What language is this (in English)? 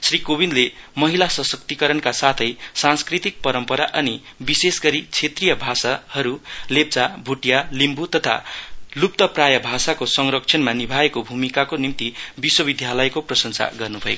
Nepali